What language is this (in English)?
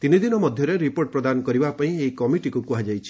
Odia